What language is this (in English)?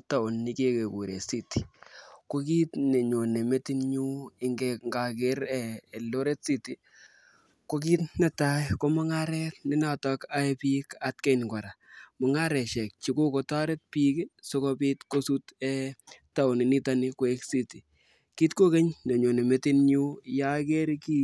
Kalenjin